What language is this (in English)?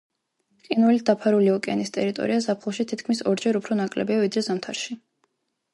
Georgian